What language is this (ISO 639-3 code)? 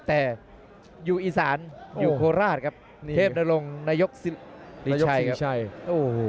tha